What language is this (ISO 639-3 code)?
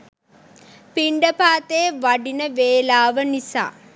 sin